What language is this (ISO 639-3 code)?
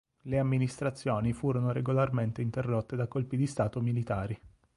ita